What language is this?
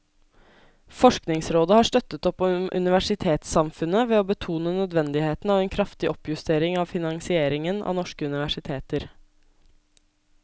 Norwegian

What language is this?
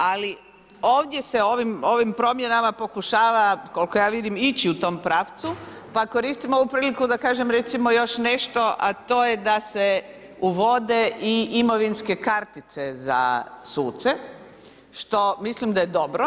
Croatian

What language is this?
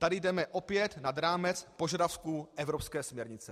Czech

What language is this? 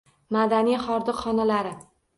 Uzbek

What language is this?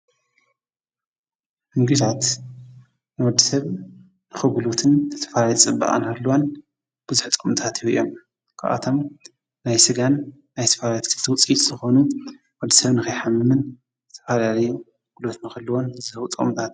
Tigrinya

